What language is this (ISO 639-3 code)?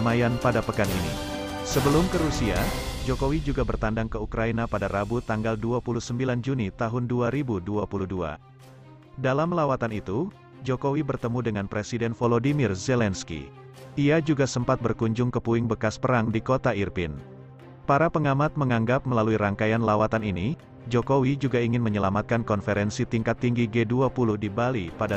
ind